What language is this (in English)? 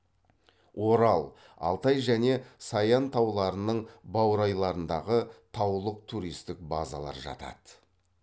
Kazakh